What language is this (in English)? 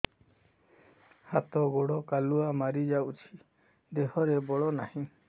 Odia